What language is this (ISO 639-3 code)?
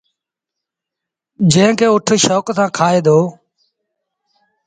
sbn